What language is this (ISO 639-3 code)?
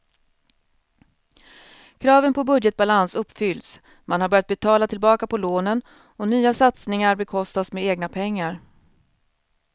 swe